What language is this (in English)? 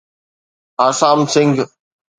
Sindhi